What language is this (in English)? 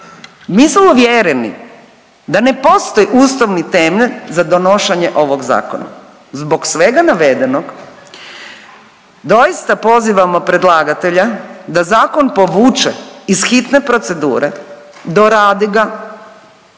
Croatian